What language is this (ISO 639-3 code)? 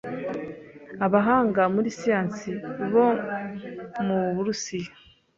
kin